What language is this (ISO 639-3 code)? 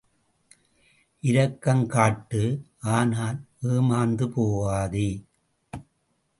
tam